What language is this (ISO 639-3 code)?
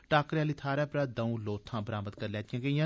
doi